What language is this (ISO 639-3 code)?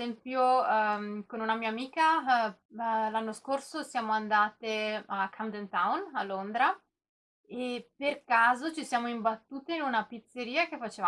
ita